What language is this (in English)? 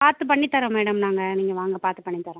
Tamil